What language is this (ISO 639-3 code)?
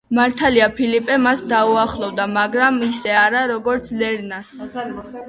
kat